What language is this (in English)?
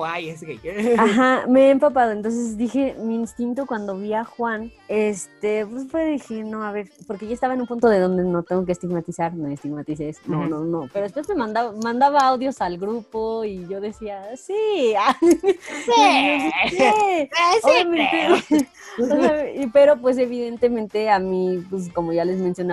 Spanish